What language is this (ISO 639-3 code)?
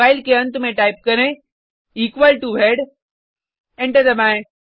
hin